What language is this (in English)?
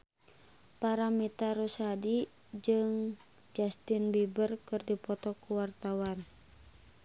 Sundanese